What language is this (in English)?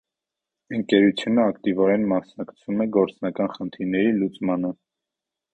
Armenian